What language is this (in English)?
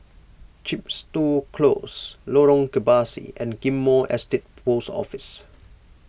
English